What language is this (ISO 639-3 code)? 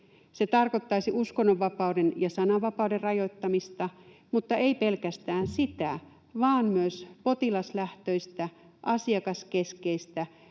fin